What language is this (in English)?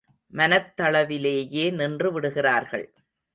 Tamil